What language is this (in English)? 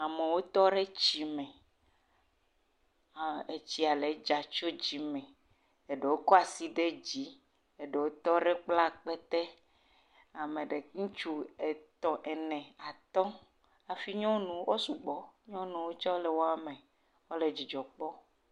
Ewe